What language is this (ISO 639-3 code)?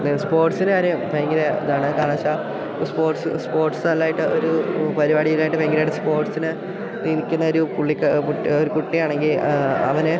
mal